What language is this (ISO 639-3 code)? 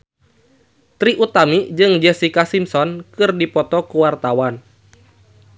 sun